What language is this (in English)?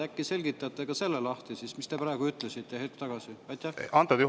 Estonian